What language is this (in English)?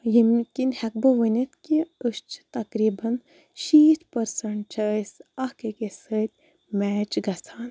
Kashmiri